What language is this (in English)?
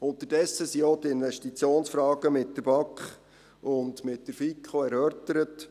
Swiss German